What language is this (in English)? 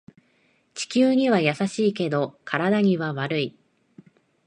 Japanese